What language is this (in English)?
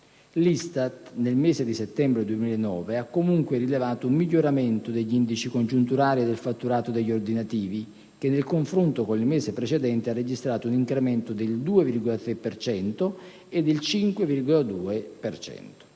Italian